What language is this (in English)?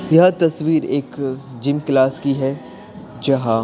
Hindi